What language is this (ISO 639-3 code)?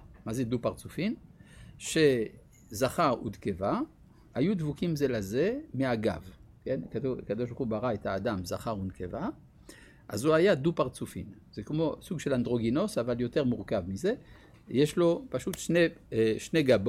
heb